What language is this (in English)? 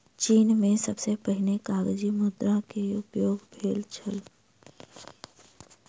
Maithili